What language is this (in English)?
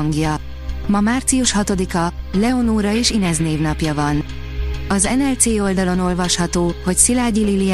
Hungarian